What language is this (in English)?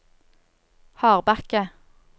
Norwegian